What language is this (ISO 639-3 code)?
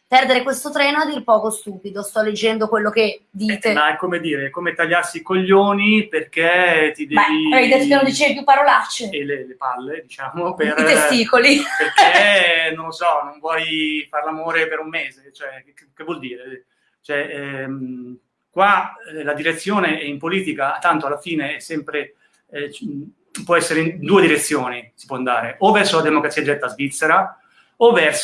ita